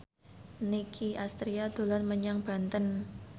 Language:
Javanese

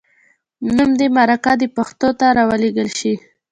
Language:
Pashto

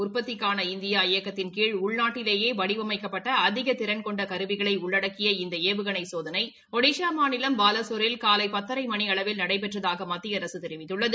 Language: Tamil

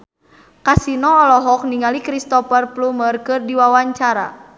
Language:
Sundanese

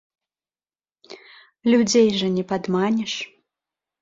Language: Belarusian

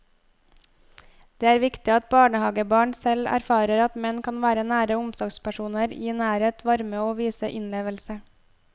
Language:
Norwegian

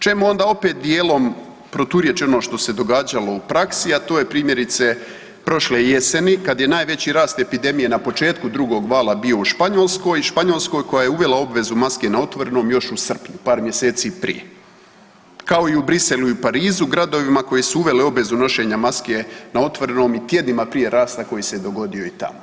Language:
Croatian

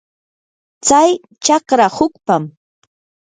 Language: Yanahuanca Pasco Quechua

